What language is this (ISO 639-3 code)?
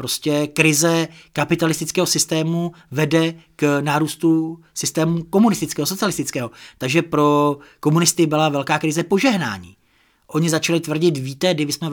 ces